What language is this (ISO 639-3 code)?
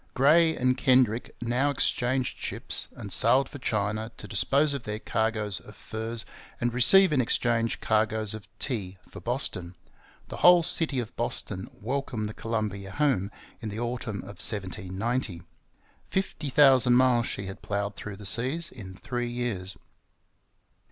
eng